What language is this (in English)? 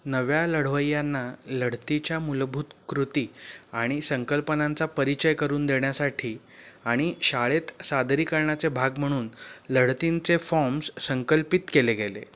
Marathi